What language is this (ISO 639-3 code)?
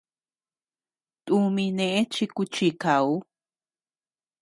cux